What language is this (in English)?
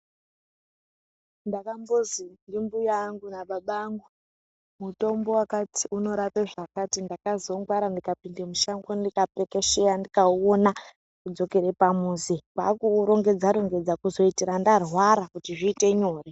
Ndau